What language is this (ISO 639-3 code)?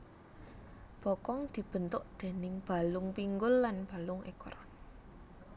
jav